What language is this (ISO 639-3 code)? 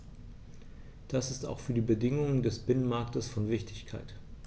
deu